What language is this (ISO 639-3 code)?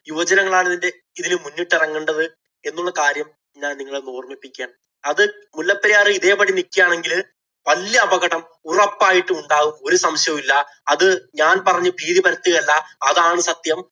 mal